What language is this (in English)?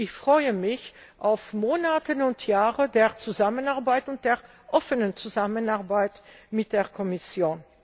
German